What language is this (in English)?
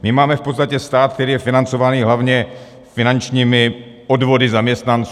Czech